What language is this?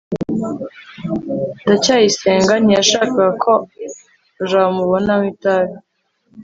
Kinyarwanda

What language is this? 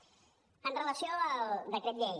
Catalan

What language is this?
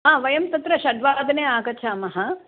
Sanskrit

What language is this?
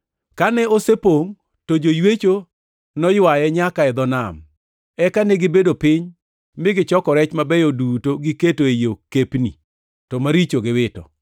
Luo (Kenya and Tanzania)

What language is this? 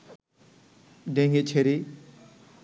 Bangla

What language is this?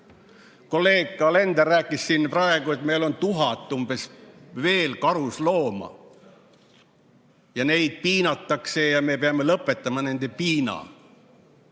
Estonian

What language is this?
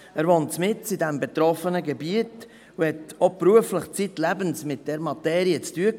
Swiss German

